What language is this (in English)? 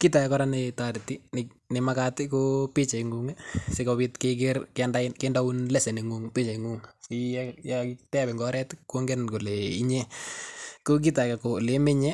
Kalenjin